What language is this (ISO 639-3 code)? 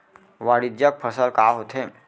hne